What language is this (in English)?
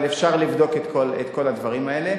Hebrew